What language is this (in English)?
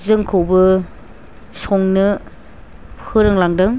Bodo